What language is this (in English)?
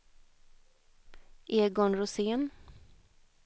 Swedish